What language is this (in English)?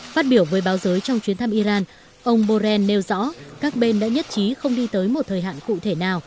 Vietnamese